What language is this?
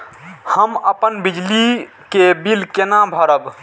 Maithili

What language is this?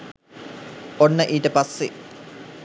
Sinhala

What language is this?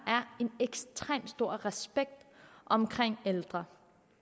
Danish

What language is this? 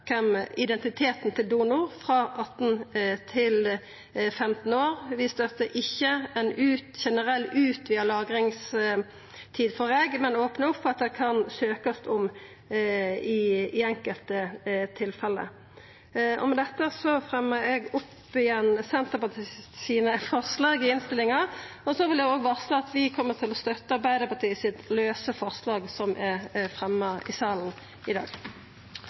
Norwegian Nynorsk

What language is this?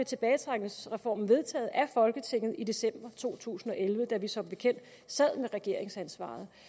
Danish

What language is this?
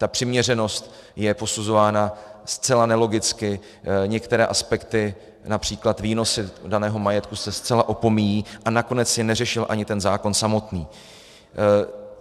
Czech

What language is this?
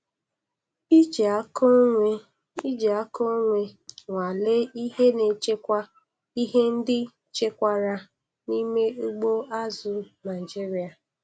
Igbo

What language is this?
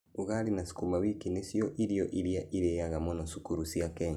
Kikuyu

